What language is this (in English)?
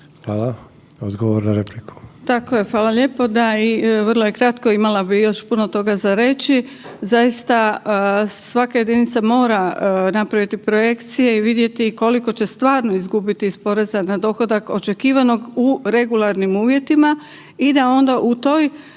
Croatian